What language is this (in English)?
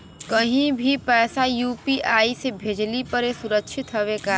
Bhojpuri